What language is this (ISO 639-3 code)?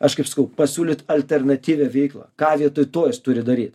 lit